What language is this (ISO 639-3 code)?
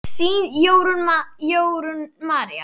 isl